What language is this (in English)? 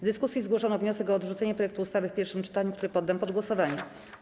Polish